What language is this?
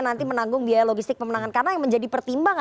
Indonesian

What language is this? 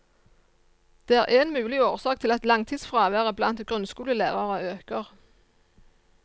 Norwegian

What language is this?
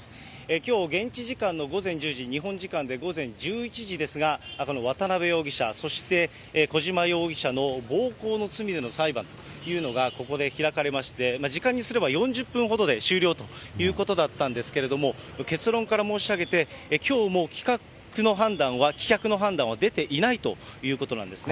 Japanese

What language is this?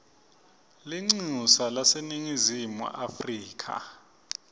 Swati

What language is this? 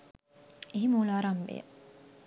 Sinhala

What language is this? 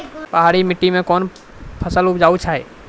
Maithili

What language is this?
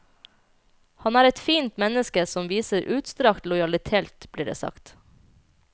Norwegian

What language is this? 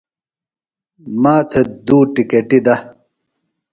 Phalura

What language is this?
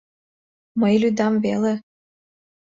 Mari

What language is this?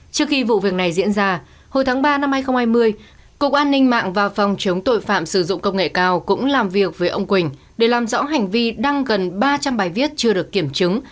Vietnamese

